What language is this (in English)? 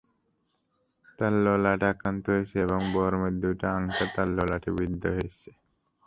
Bangla